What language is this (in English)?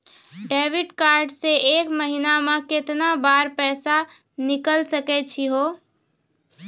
Maithili